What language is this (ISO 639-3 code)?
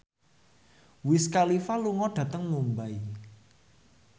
jav